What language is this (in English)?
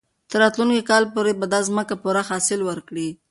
Pashto